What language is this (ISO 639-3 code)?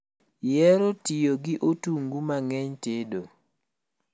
luo